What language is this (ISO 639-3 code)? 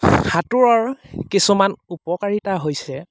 asm